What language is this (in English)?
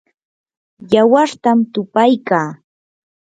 Yanahuanca Pasco Quechua